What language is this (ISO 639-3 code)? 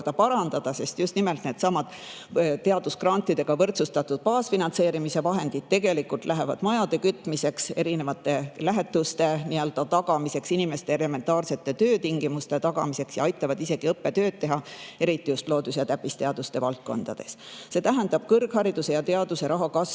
est